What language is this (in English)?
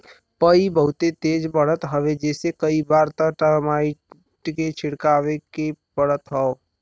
Bhojpuri